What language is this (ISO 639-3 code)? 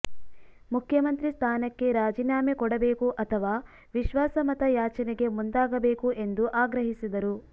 kan